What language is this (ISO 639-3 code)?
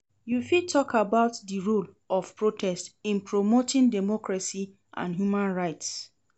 pcm